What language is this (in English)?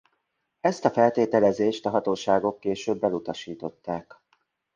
Hungarian